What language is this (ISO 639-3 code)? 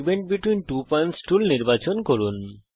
ben